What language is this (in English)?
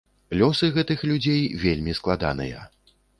Belarusian